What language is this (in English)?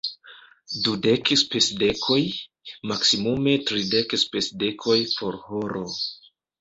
Esperanto